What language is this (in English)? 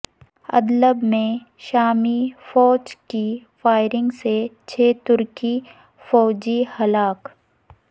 Urdu